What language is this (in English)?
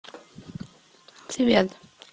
Russian